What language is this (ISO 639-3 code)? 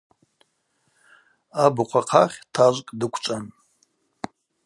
abq